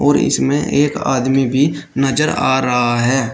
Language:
Hindi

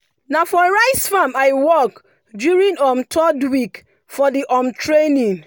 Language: Nigerian Pidgin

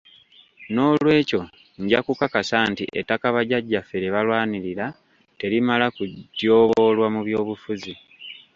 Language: Ganda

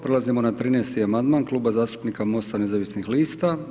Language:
Croatian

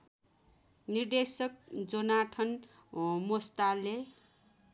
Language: Nepali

